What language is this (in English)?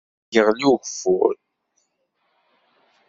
Kabyle